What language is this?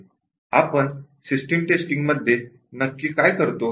Marathi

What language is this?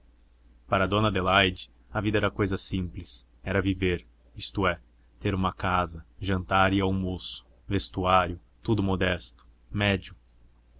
Portuguese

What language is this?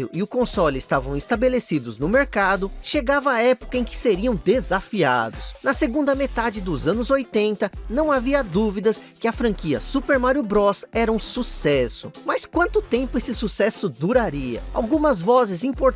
Portuguese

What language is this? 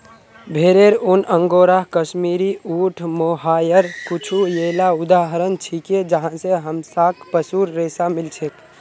Magahi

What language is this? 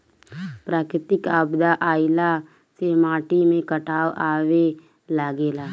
Bhojpuri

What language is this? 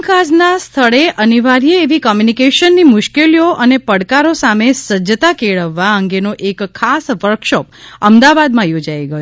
Gujarati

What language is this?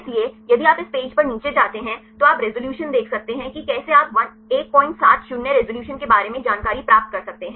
Hindi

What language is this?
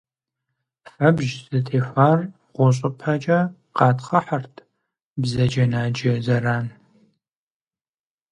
Kabardian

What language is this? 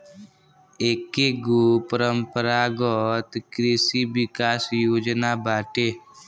Bhojpuri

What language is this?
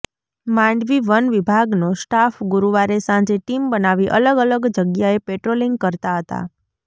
Gujarati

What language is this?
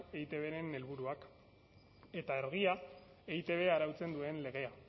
Basque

